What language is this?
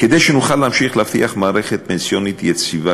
Hebrew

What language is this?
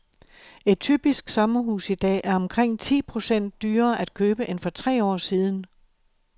Danish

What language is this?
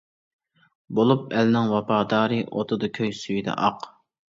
Uyghur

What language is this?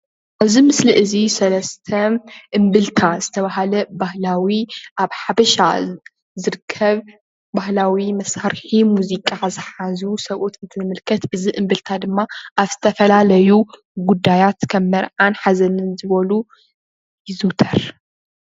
Tigrinya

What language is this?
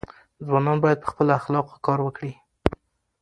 Pashto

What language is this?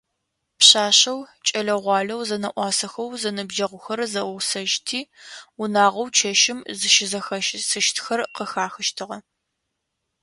Adyghe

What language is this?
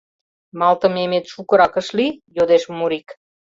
Mari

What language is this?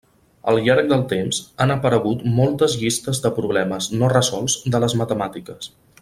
Catalan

